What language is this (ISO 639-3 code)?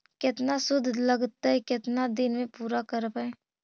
mag